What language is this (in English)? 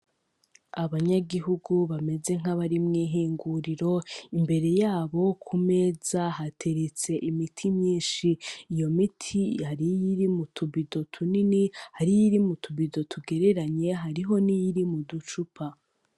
Rundi